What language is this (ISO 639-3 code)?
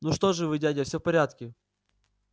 rus